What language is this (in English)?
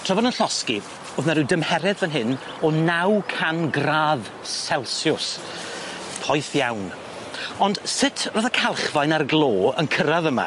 Welsh